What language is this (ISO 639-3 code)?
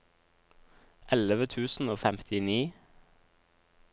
nor